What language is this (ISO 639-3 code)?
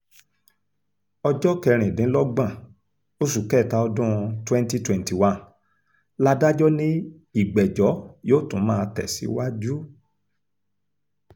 yor